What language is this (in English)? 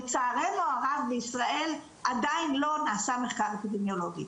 Hebrew